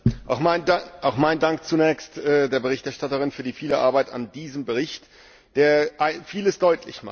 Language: German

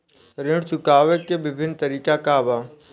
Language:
Bhojpuri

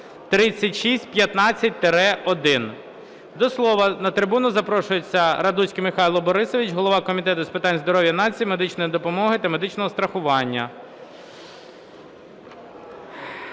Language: Ukrainian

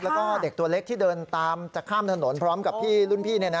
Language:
Thai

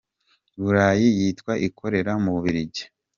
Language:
Kinyarwanda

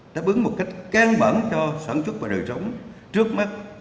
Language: Vietnamese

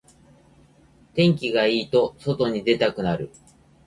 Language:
Japanese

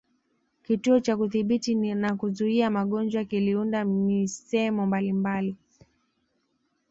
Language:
Swahili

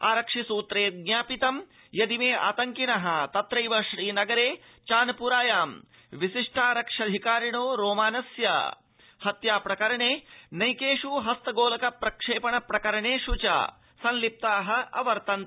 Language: Sanskrit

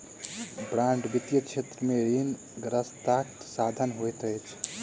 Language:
Maithili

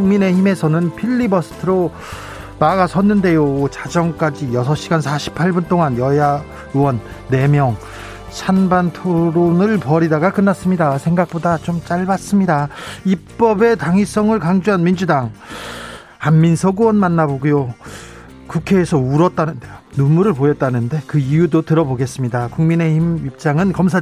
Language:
Korean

